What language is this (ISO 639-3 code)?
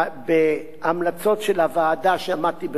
heb